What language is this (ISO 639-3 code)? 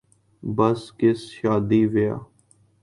urd